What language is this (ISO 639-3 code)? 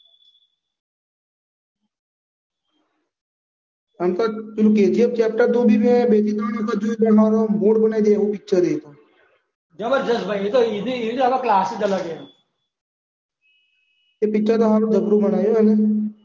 guj